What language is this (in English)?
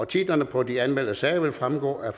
Danish